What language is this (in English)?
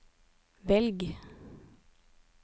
Norwegian